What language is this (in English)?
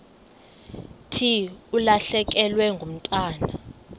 Xhosa